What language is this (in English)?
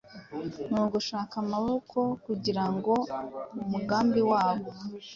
Kinyarwanda